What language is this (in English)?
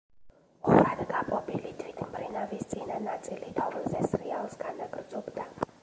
Georgian